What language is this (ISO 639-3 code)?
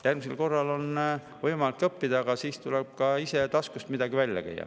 est